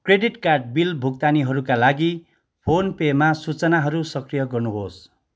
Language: Nepali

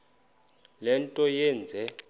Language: Xhosa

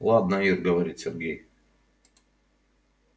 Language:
Russian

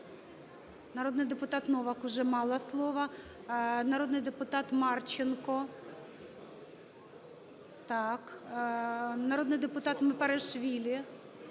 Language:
Ukrainian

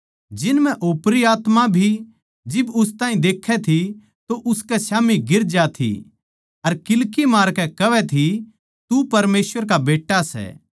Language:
Haryanvi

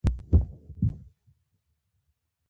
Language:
Pashto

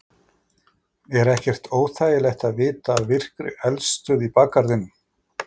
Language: Icelandic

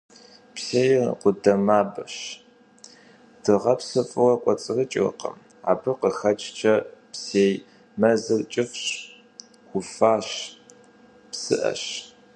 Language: Kabardian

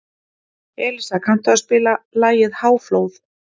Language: Icelandic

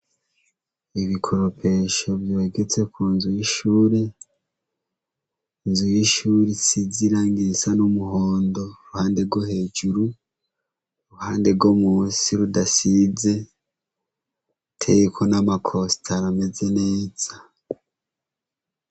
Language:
Rundi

